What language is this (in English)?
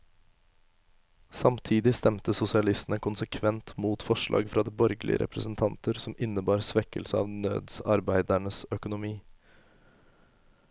Norwegian